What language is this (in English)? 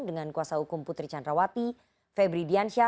Indonesian